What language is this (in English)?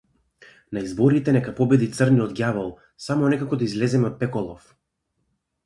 Macedonian